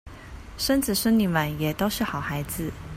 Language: Chinese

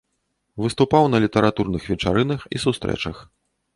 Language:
Belarusian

